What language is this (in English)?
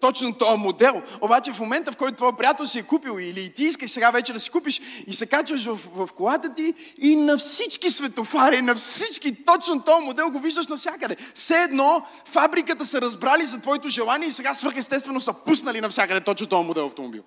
Bulgarian